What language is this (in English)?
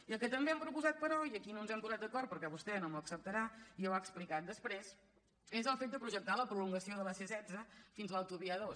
Catalan